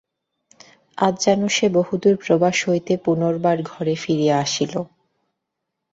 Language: Bangla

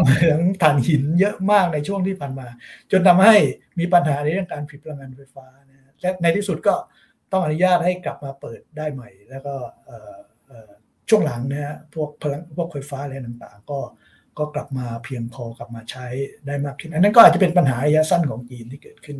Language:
Thai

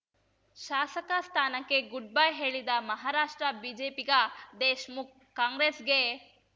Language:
Kannada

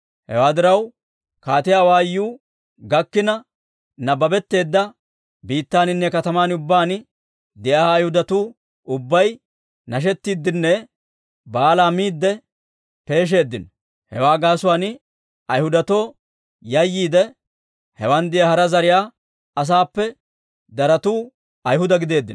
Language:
Dawro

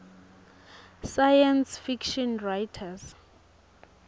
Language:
Swati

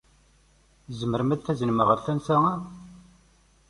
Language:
Kabyle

